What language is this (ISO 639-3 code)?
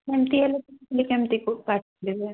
ori